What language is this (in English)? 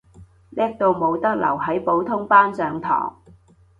Cantonese